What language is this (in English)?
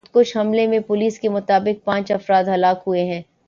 Urdu